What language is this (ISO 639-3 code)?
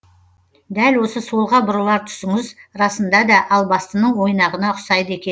kaz